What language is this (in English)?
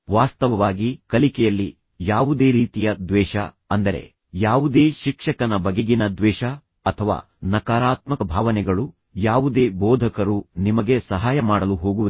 Kannada